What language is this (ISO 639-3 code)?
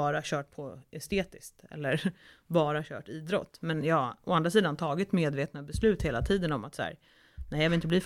swe